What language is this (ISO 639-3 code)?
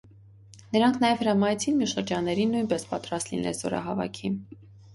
hye